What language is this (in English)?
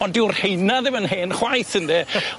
Welsh